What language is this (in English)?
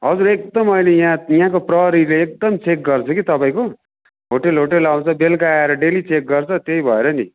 Nepali